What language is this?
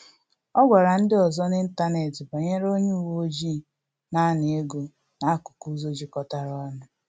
Igbo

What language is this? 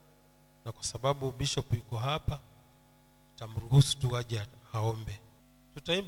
Swahili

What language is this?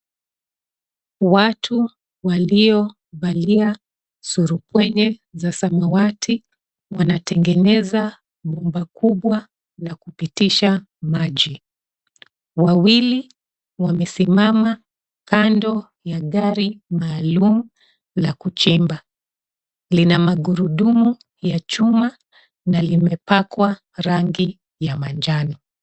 Swahili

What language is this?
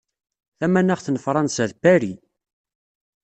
Kabyle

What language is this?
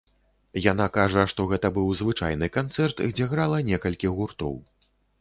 Belarusian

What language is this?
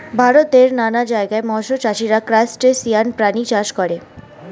Bangla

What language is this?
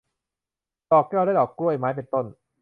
Thai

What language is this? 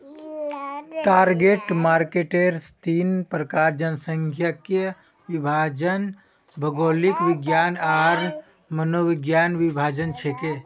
Magahi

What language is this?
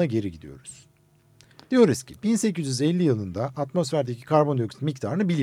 Turkish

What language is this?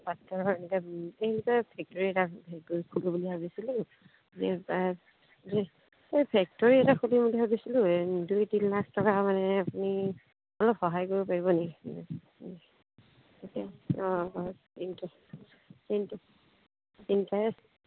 Assamese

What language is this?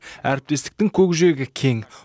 Kazakh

